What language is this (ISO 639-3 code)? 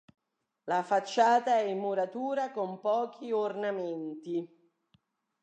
ita